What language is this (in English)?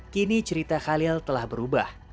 Indonesian